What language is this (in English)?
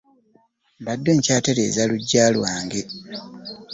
Ganda